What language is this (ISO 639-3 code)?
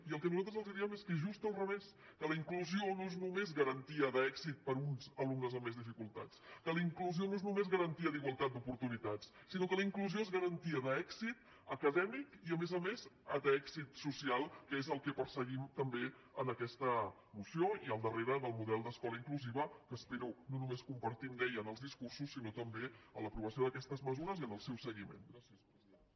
cat